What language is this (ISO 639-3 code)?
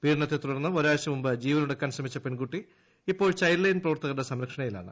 mal